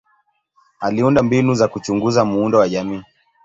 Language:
Swahili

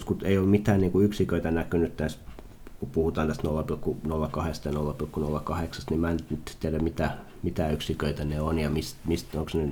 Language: Finnish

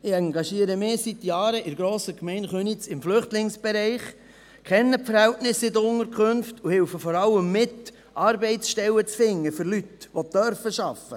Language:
Swiss German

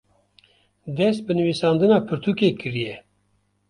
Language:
Kurdish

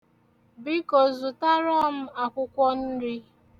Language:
Igbo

